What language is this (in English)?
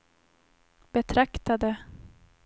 Swedish